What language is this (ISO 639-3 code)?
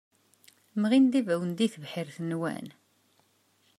kab